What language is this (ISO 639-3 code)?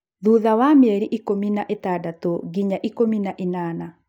kik